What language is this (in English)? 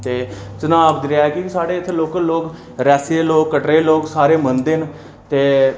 Dogri